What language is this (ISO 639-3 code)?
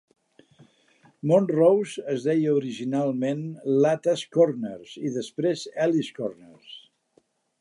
cat